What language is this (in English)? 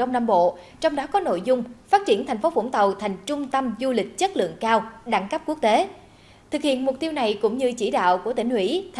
Vietnamese